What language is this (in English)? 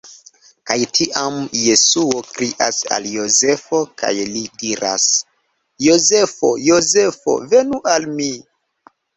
Esperanto